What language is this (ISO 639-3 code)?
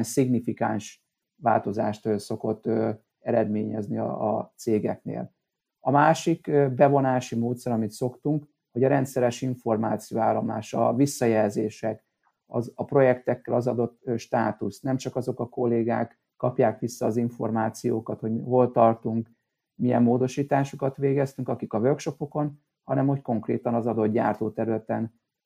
hun